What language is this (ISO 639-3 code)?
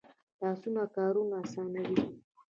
pus